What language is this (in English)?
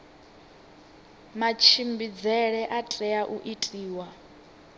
Venda